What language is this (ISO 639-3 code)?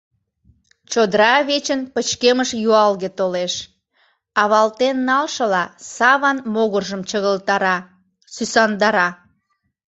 chm